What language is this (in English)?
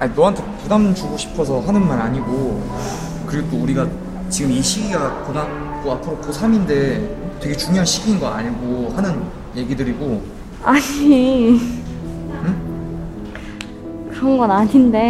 Korean